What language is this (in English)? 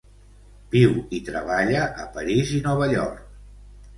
Catalan